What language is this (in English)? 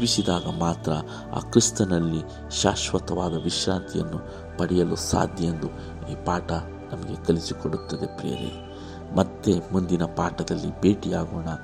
Kannada